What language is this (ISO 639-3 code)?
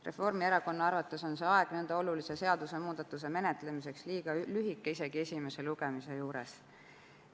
est